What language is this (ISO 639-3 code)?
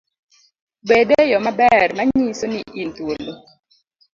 luo